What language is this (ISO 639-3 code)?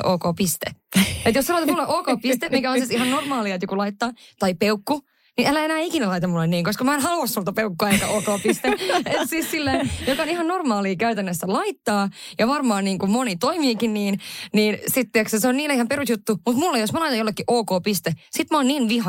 fin